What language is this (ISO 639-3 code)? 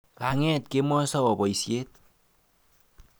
kln